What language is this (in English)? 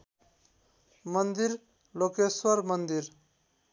Nepali